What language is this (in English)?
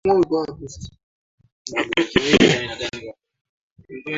Swahili